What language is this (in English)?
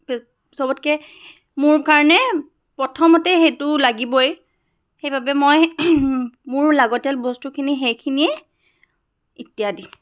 Assamese